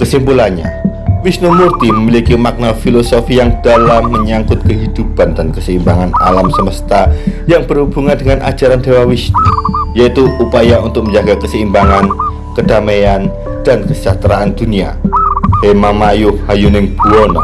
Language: Indonesian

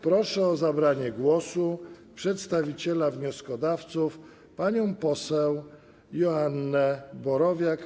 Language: Polish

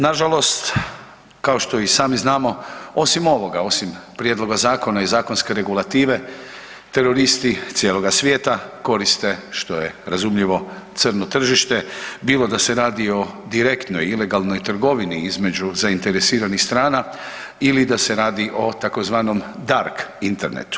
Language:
Croatian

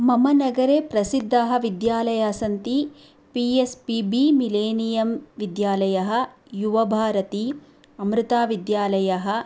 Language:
Sanskrit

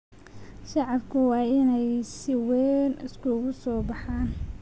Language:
Somali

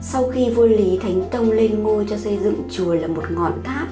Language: Vietnamese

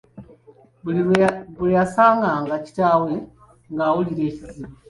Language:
Ganda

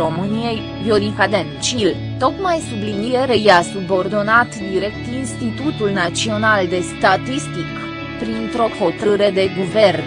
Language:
Romanian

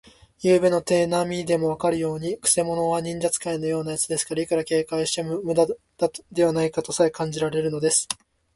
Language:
Japanese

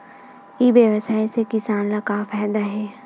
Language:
Chhattisgarhi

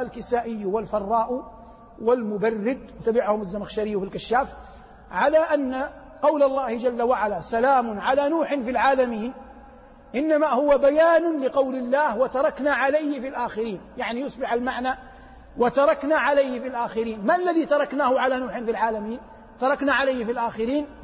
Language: Arabic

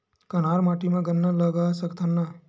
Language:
Chhattisgarhi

